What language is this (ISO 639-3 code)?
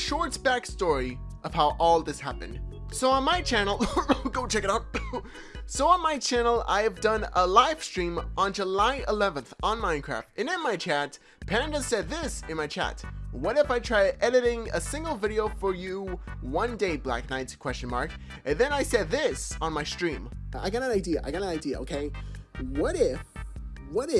eng